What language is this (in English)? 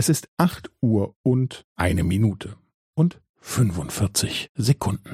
German